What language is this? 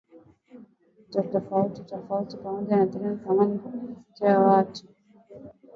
Swahili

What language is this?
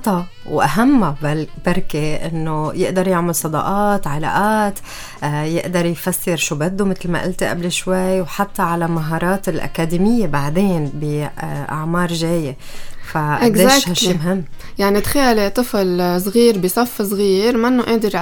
Arabic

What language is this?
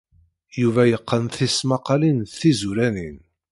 Kabyle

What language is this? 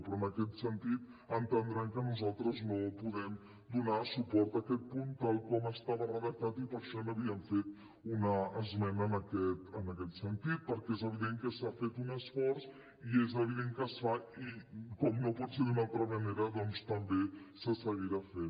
Catalan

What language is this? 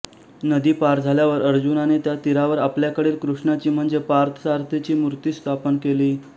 Marathi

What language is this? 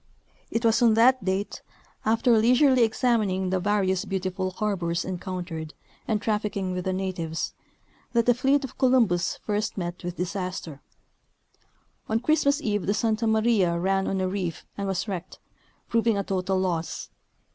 English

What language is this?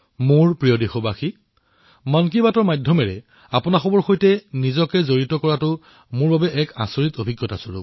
Assamese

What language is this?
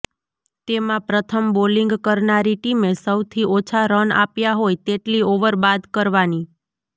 Gujarati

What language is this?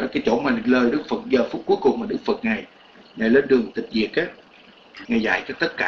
Vietnamese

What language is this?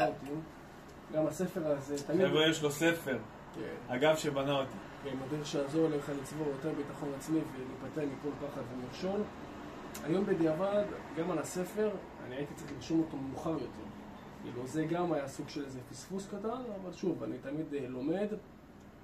Hebrew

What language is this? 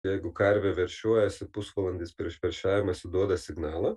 Lithuanian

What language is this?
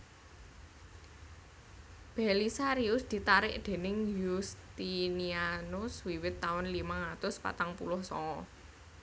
Javanese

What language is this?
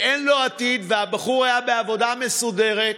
Hebrew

